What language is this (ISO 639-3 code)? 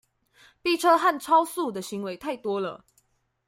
zho